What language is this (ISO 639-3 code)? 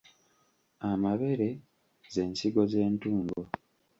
lug